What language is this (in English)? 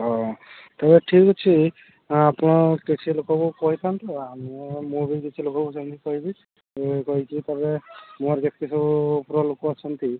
Odia